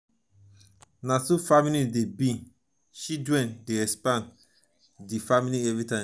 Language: Nigerian Pidgin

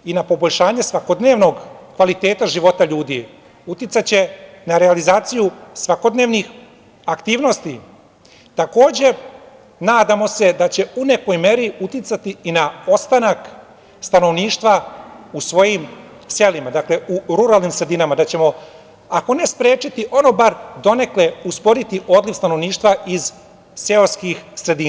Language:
Serbian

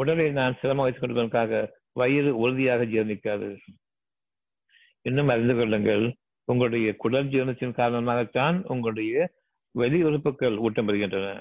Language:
Tamil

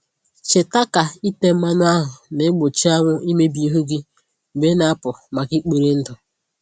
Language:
Igbo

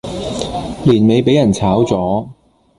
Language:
Cantonese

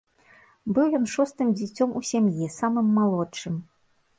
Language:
Belarusian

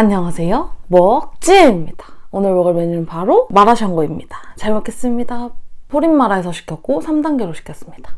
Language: Korean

